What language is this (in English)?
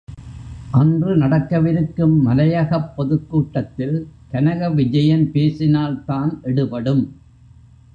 Tamil